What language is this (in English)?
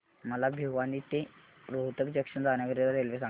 Marathi